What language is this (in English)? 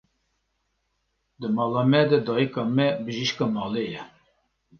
Kurdish